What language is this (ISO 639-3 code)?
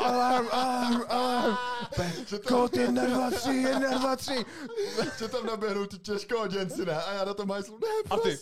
ces